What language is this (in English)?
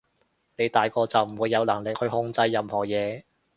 Cantonese